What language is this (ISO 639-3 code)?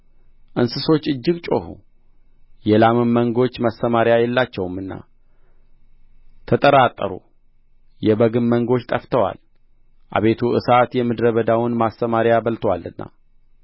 amh